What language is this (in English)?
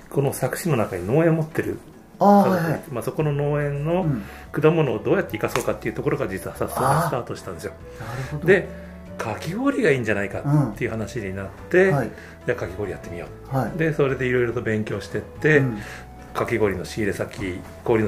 Japanese